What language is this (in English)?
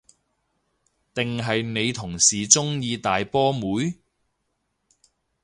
Cantonese